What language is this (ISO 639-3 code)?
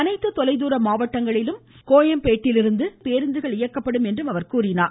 tam